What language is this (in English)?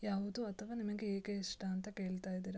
Kannada